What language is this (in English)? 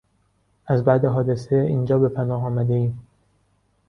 Persian